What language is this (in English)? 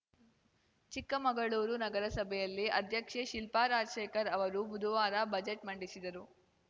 Kannada